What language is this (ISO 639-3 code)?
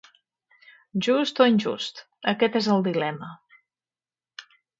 cat